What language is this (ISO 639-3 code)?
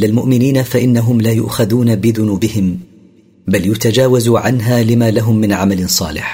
ara